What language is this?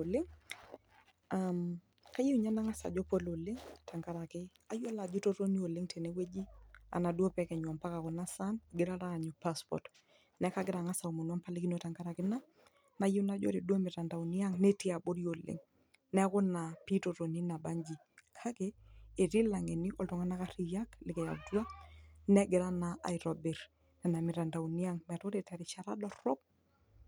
Masai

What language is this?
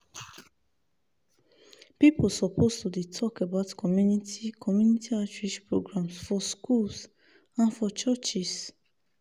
Nigerian Pidgin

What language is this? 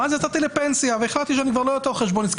Hebrew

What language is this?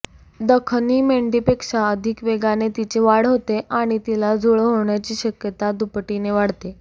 Marathi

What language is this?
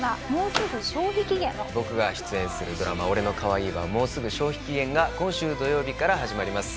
Japanese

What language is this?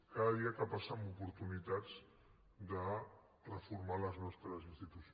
Catalan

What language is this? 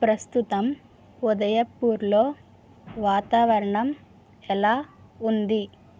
Telugu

